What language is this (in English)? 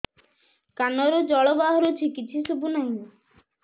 Odia